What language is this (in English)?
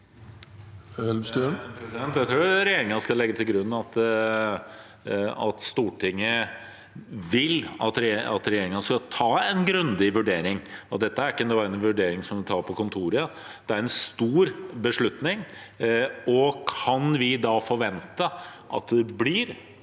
Norwegian